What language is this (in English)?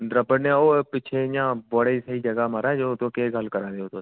Dogri